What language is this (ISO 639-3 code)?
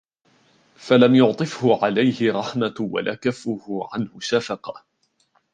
ara